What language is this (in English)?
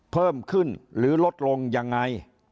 Thai